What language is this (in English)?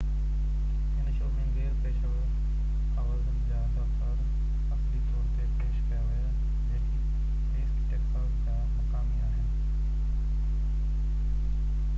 Sindhi